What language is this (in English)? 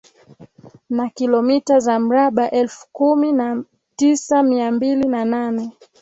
Swahili